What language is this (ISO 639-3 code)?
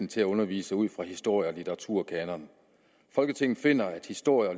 dan